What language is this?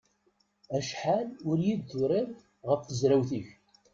Kabyle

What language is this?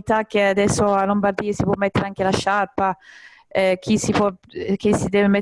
Italian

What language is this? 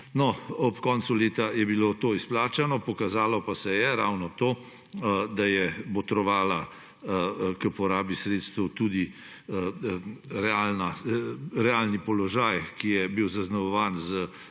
Slovenian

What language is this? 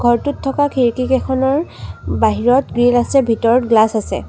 Assamese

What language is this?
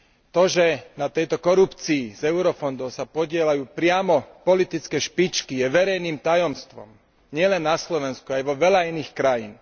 Slovak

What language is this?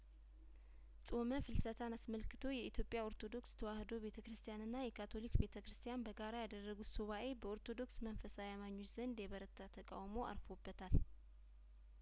Amharic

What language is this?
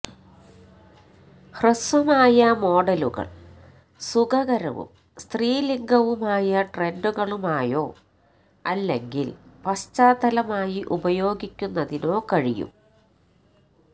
Malayalam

